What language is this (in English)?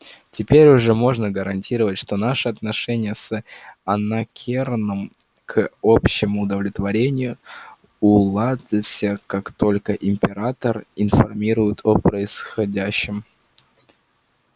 Russian